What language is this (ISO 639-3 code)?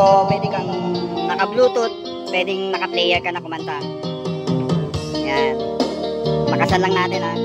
fil